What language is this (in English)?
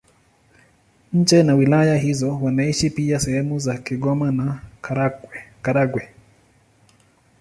Swahili